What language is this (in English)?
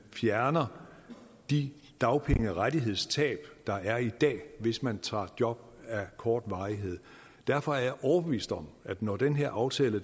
Danish